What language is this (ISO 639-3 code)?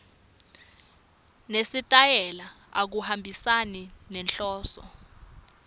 ssw